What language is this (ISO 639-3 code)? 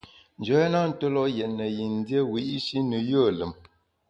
bax